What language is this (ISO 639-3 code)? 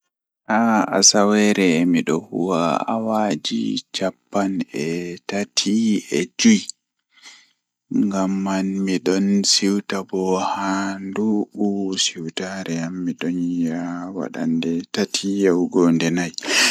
ful